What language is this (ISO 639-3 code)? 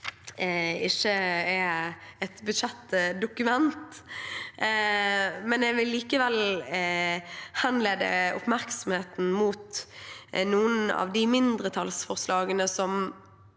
nor